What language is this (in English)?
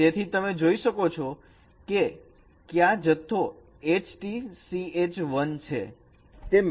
Gujarati